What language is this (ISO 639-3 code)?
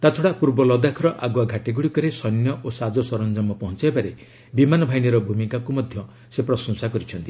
ori